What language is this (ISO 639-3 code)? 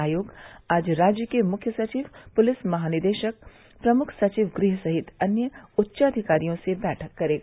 hin